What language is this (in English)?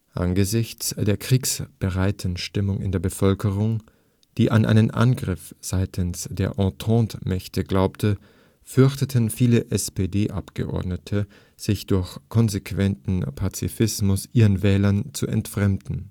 German